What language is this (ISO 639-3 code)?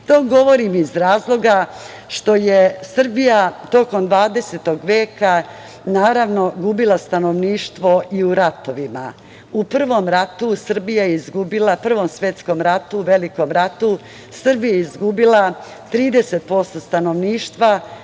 srp